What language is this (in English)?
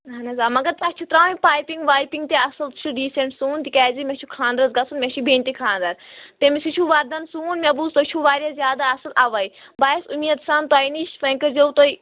Kashmiri